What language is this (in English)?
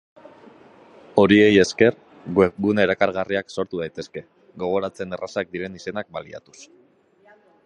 Basque